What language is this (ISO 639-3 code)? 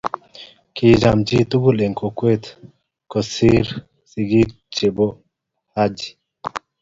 kln